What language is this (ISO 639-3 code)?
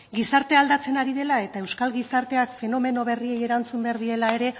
eus